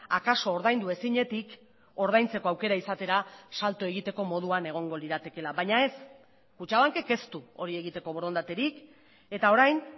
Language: Basque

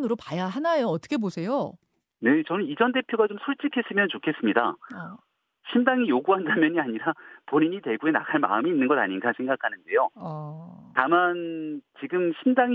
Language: Korean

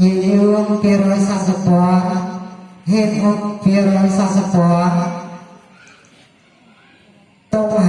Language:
Indonesian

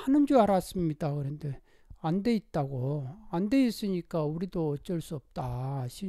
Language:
Korean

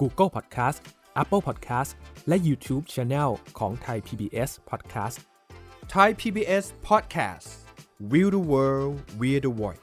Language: Thai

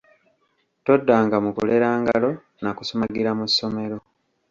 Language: Ganda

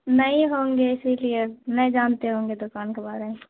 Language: Urdu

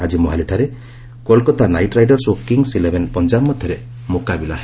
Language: Odia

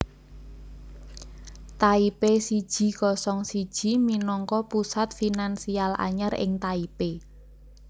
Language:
Javanese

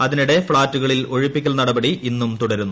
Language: Malayalam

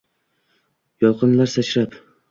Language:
Uzbek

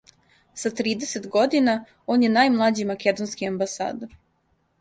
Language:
Serbian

